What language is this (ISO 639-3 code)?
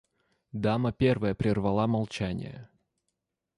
rus